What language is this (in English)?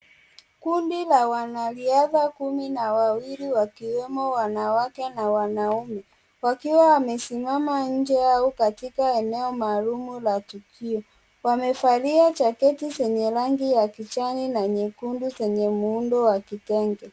Swahili